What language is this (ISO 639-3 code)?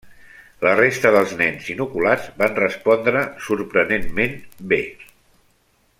cat